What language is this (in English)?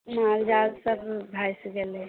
Maithili